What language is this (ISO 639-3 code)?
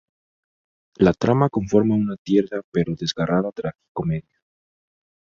spa